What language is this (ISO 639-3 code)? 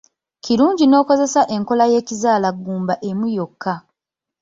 lug